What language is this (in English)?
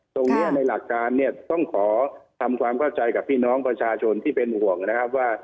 Thai